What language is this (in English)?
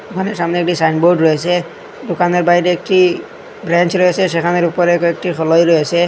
Bangla